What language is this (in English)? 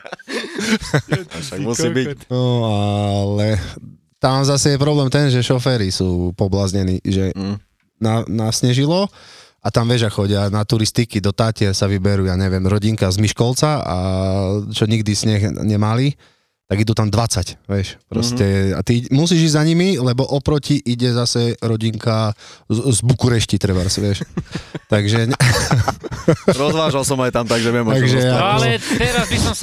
Slovak